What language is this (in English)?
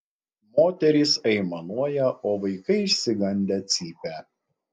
Lithuanian